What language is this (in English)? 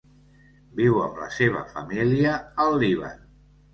Catalan